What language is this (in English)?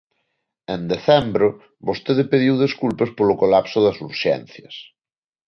Galician